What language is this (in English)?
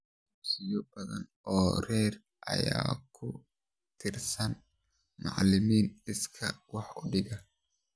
Somali